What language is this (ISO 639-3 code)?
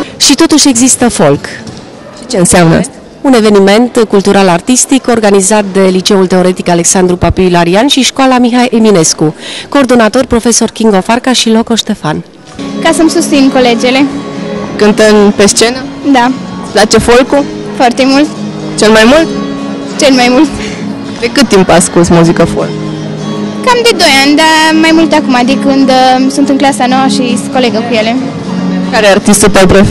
ron